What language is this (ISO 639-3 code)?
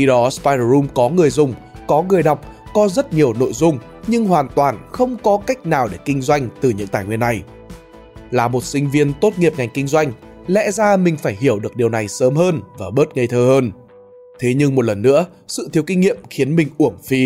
vie